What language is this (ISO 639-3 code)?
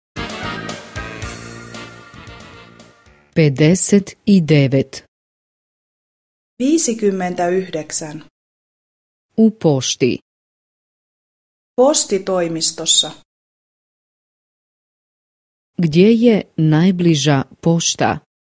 fin